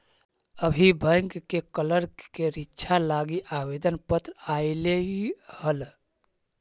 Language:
Magahi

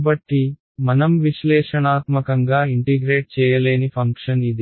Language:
Telugu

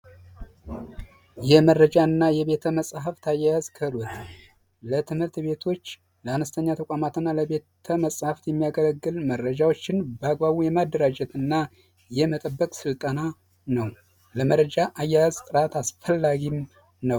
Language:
Amharic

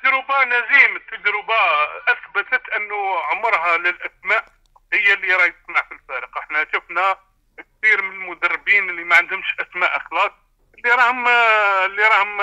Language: Arabic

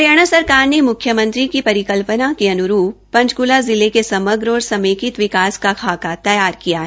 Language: Hindi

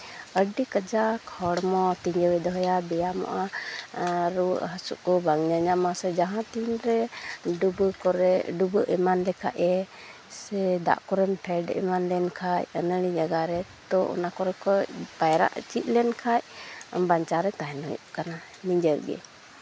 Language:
Santali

